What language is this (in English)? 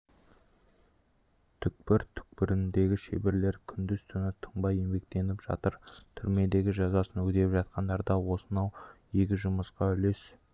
Kazakh